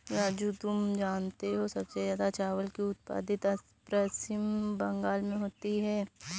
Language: Hindi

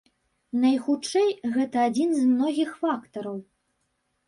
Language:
Belarusian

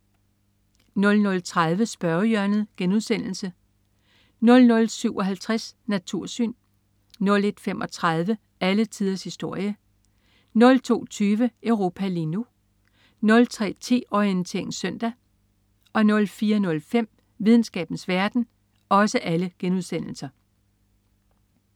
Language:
Danish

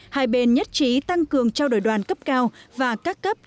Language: Vietnamese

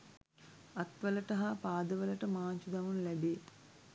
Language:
Sinhala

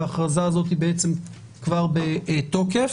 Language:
Hebrew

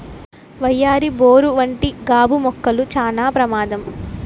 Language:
Telugu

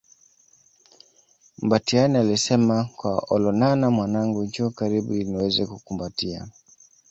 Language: Swahili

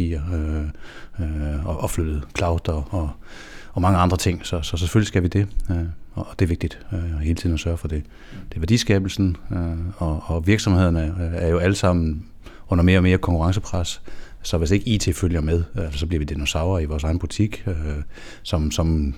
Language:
Danish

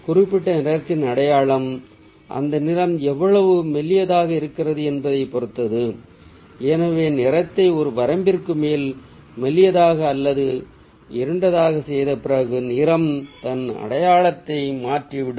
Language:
Tamil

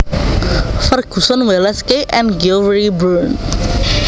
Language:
Javanese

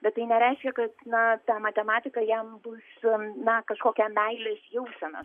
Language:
Lithuanian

